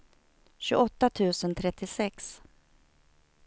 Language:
Swedish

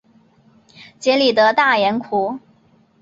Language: Chinese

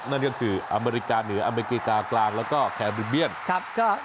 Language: Thai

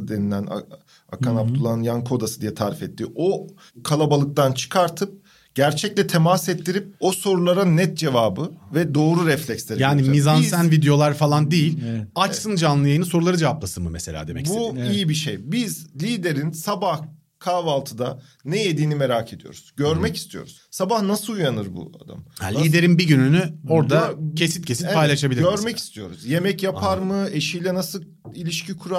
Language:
Turkish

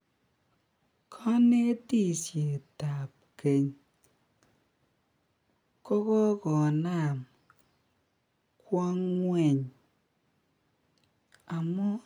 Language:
Kalenjin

